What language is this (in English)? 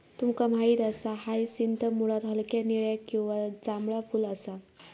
Marathi